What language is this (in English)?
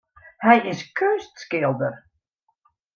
Western Frisian